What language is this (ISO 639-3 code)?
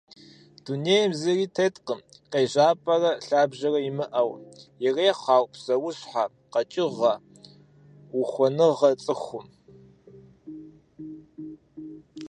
kbd